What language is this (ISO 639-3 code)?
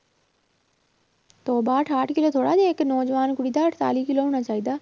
pan